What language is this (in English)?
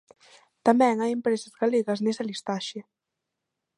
Galician